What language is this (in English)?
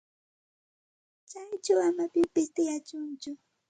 Santa Ana de Tusi Pasco Quechua